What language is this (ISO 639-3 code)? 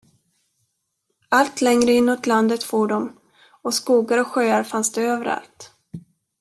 swe